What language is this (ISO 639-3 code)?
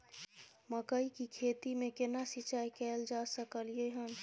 mai